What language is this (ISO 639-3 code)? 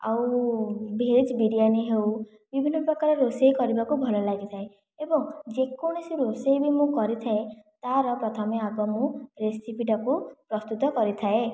ori